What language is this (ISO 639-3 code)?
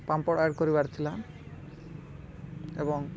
ori